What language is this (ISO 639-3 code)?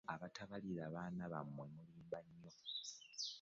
lug